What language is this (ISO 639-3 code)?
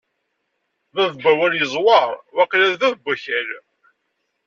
kab